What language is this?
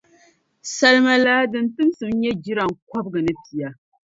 Dagbani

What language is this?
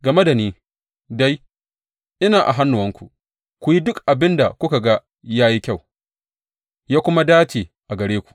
Hausa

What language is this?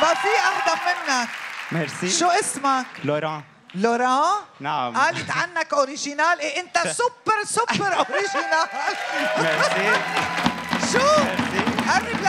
Arabic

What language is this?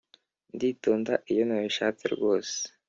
Kinyarwanda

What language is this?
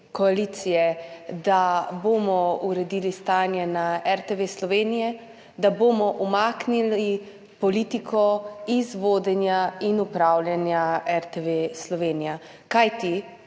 Slovenian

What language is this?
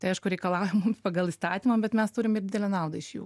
Lithuanian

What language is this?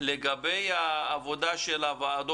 Hebrew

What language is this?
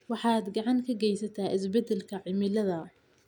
Somali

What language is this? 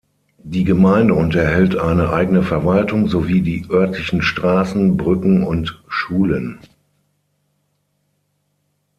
German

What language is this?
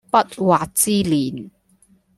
Cantonese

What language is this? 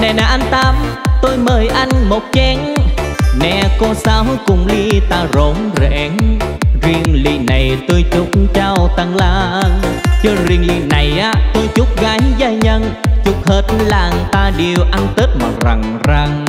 Vietnamese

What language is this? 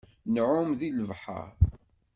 Kabyle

